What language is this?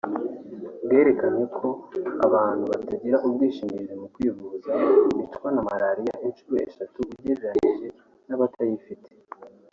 Kinyarwanda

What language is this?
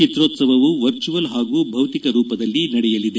Kannada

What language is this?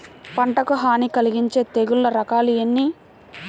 Telugu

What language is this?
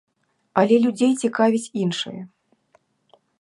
Belarusian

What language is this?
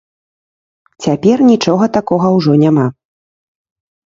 Belarusian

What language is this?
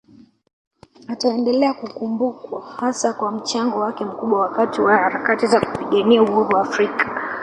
Swahili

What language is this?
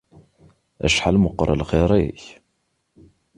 Kabyle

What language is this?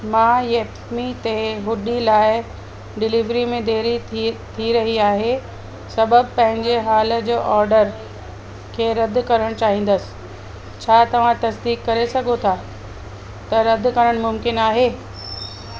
Sindhi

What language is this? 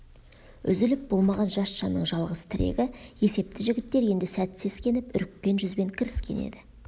Kazakh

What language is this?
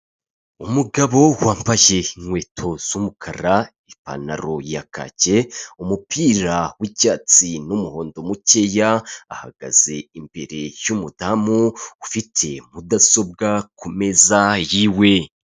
Kinyarwanda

